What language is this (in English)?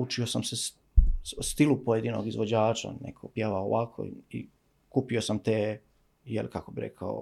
Croatian